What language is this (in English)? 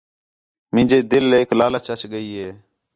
Khetrani